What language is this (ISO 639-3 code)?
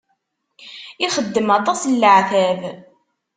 kab